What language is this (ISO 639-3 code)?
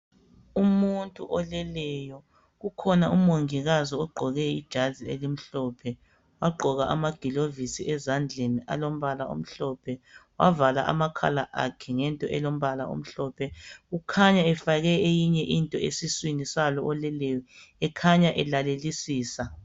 nde